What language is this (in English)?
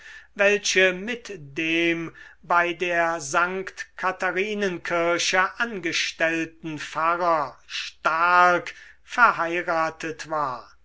German